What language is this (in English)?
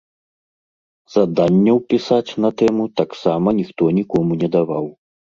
Belarusian